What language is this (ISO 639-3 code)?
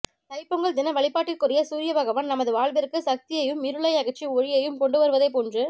tam